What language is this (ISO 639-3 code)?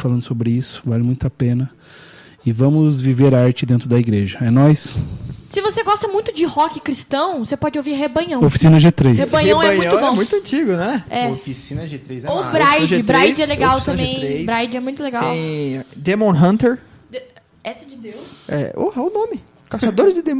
por